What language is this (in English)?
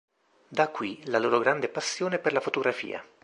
Italian